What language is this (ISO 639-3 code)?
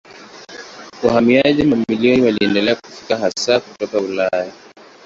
swa